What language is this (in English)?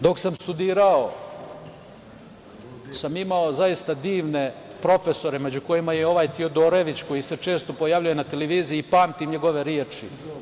Serbian